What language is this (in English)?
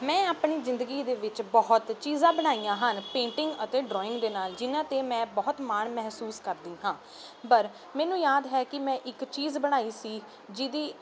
Punjabi